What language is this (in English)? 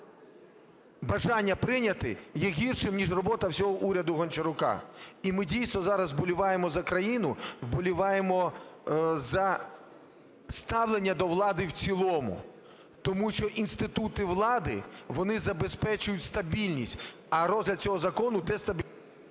Ukrainian